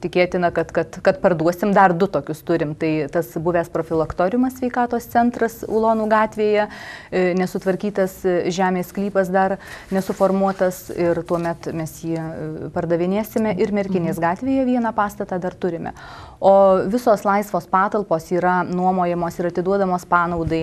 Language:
Lithuanian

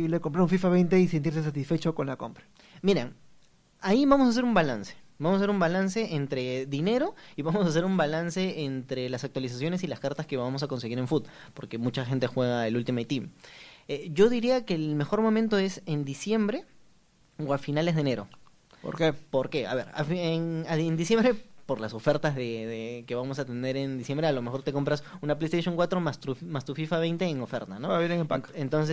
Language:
Spanish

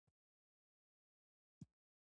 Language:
Pashto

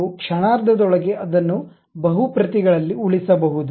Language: Kannada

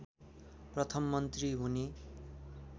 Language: Nepali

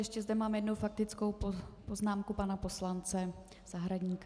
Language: Czech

